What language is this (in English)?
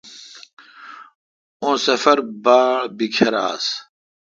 Kalkoti